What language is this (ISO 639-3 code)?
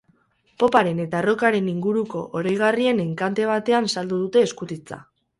eus